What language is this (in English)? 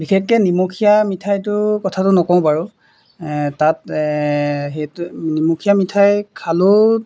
Assamese